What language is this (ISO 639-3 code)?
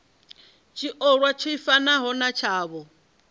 ven